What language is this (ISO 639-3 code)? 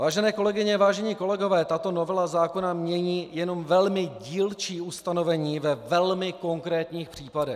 ces